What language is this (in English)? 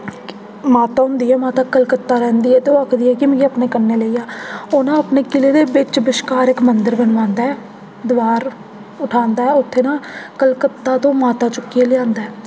Dogri